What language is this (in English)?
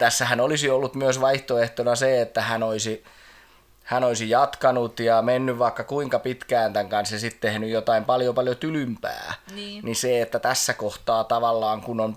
Finnish